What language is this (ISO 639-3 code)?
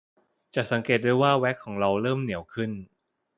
tha